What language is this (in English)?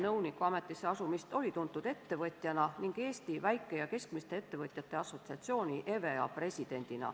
Estonian